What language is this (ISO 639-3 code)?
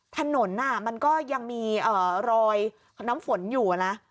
tha